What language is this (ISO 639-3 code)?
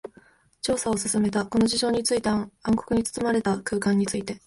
jpn